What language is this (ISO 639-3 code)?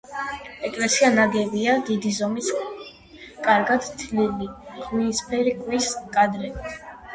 kat